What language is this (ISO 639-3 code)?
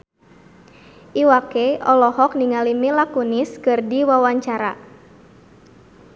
sun